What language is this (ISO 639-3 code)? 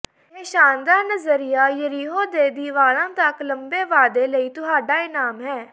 pan